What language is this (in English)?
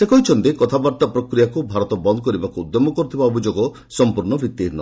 Odia